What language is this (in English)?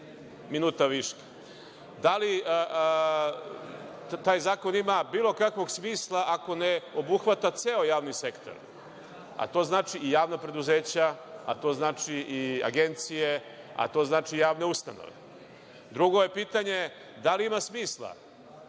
Serbian